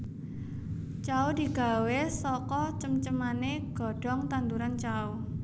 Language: Javanese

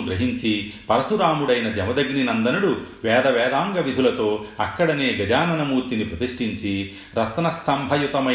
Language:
Telugu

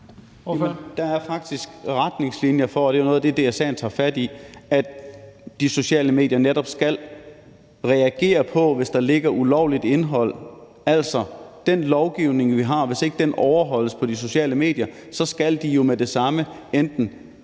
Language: Danish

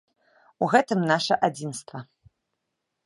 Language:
Belarusian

